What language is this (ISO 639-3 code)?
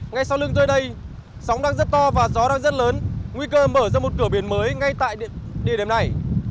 vie